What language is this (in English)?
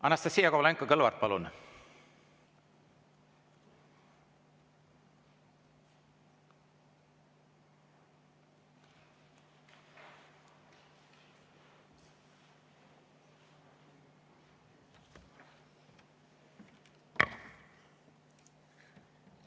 Estonian